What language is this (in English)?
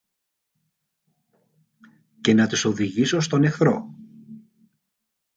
Greek